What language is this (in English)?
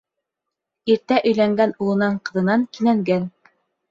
Bashkir